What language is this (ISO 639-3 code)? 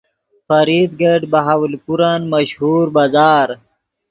ydg